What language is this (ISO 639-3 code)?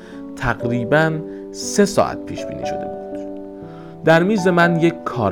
fas